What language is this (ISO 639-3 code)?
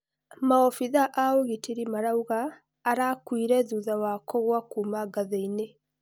kik